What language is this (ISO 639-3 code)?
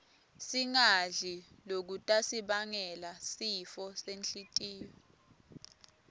ssw